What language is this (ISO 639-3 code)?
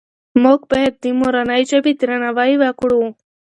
pus